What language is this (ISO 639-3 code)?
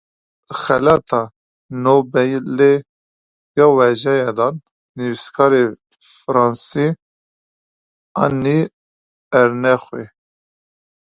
kur